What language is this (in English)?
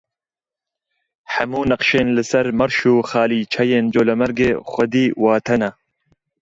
Kurdish